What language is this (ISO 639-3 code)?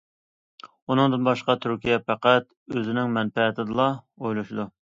uig